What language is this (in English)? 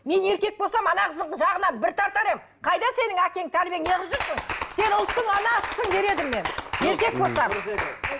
Kazakh